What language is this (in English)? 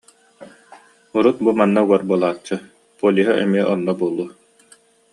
Yakut